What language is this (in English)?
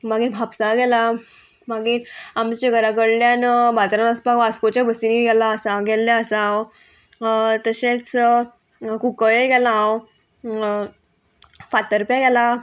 Konkani